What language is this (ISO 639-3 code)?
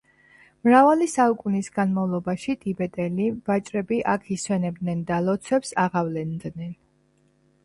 kat